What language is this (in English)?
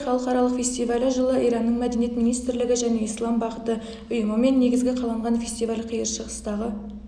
Kazakh